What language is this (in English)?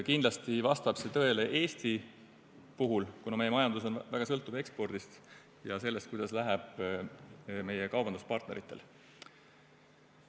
Estonian